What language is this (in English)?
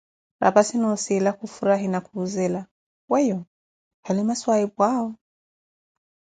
Koti